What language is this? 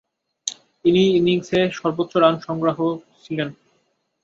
Bangla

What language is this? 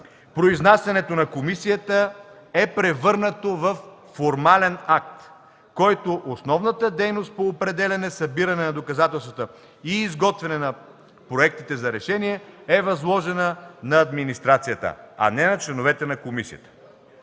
Bulgarian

